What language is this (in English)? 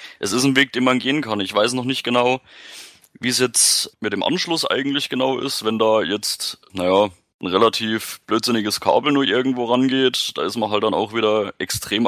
German